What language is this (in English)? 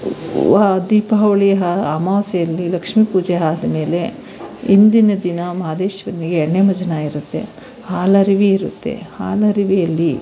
Kannada